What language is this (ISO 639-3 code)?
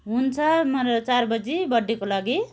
nep